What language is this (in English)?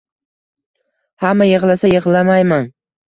Uzbek